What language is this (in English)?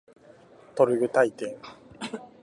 Japanese